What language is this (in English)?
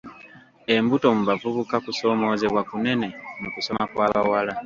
Ganda